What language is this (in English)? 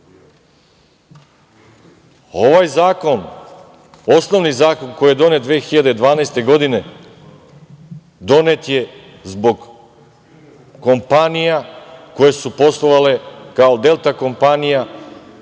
Serbian